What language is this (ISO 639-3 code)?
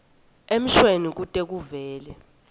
ssw